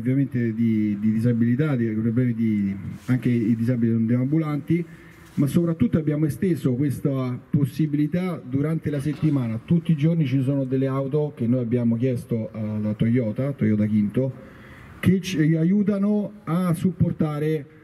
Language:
Italian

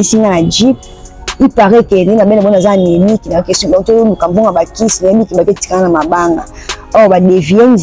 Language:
French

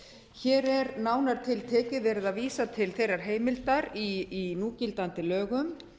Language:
Icelandic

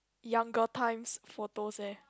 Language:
English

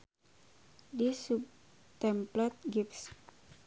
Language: Sundanese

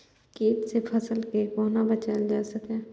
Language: Maithili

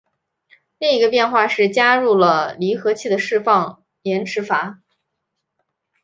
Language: Chinese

